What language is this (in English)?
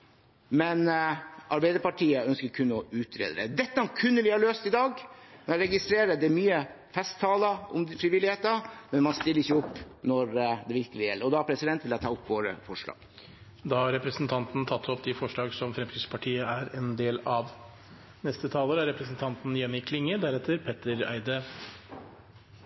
Norwegian